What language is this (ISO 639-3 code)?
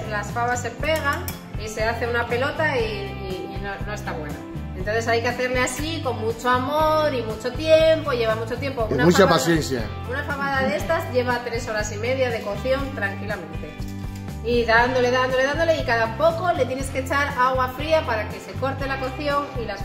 spa